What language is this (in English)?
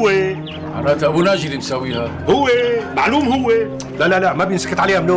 Arabic